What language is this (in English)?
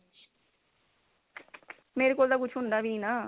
Punjabi